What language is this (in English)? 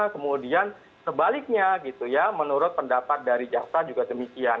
Indonesian